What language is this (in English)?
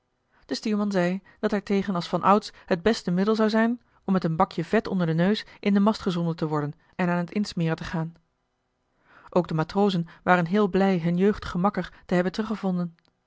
Dutch